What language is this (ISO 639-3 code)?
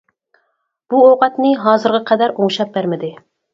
uig